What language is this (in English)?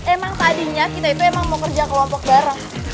Indonesian